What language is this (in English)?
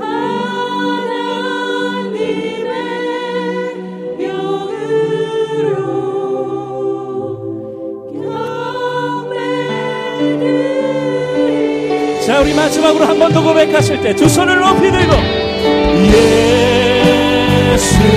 Korean